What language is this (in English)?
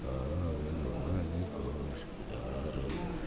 Gujarati